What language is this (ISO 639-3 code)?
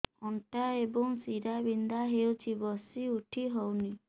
ori